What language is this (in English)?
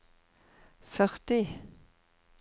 Norwegian